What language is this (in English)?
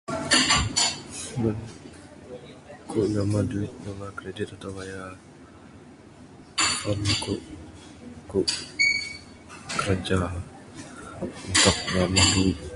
Bukar-Sadung Bidayuh